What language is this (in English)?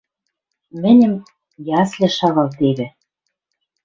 Western Mari